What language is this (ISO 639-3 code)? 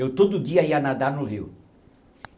por